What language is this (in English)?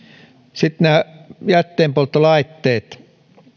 Finnish